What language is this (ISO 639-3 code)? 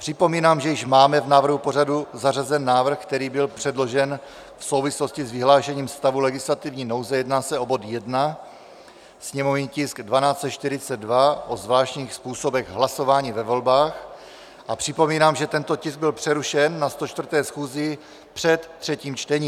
ces